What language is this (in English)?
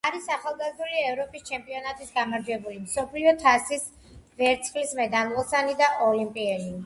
Georgian